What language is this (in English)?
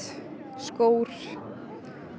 Icelandic